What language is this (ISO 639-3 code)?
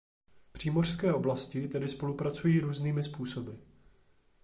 ces